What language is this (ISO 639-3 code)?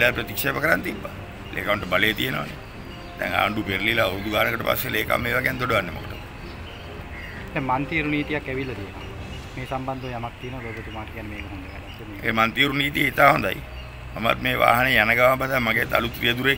ind